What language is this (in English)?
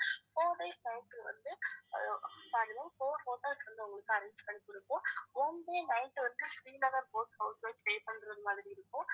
Tamil